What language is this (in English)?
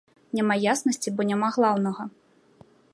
Belarusian